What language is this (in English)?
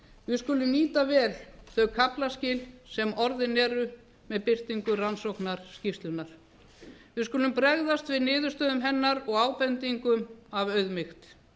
Icelandic